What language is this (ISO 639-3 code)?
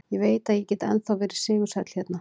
isl